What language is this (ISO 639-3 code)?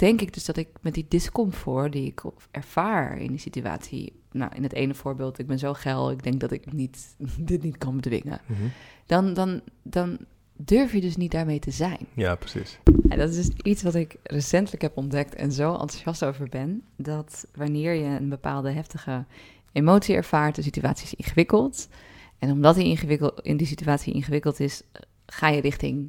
nld